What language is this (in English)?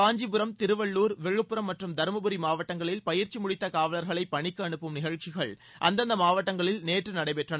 Tamil